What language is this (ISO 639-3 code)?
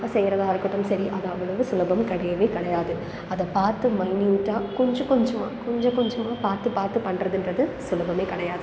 tam